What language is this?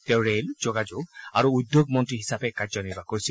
Assamese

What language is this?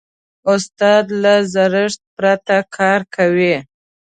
Pashto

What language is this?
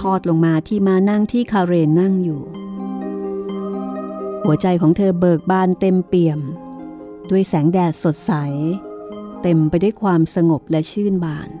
Thai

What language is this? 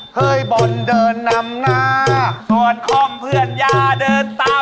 Thai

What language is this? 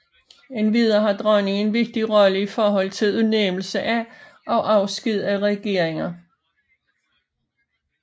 Danish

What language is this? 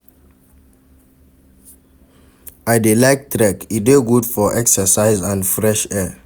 Nigerian Pidgin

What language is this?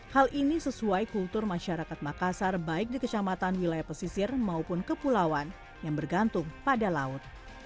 Indonesian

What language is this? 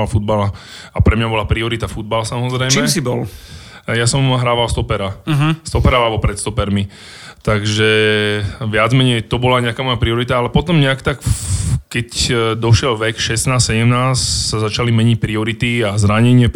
Slovak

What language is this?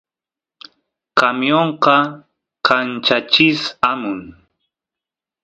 Santiago del Estero Quichua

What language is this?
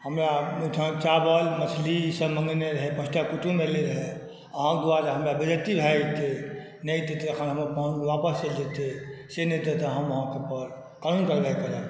Maithili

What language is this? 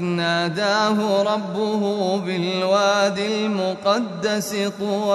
Arabic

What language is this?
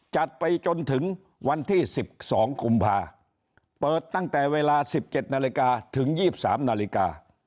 Thai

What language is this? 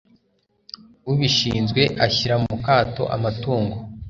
Kinyarwanda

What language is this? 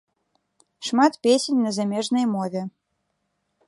Belarusian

